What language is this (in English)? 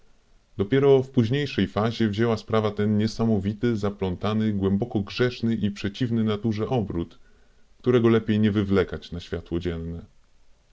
Polish